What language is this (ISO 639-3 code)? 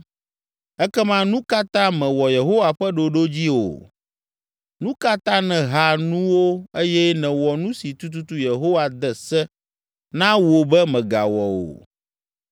ewe